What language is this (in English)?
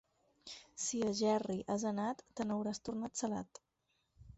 Catalan